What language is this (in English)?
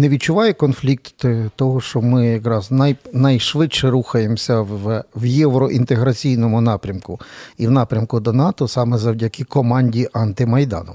Ukrainian